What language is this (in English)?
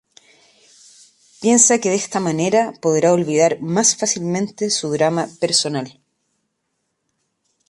Spanish